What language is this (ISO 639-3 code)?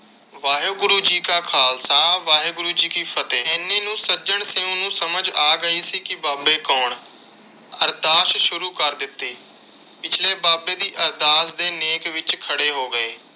pan